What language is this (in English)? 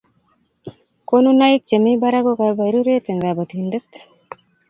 Kalenjin